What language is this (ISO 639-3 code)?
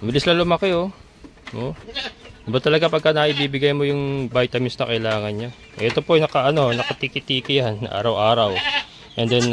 fil